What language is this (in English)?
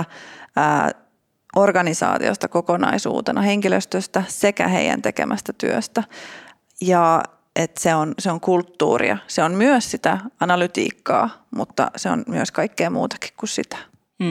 Finnish